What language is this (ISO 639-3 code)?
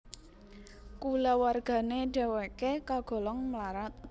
jav